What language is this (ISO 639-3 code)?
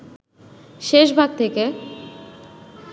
ben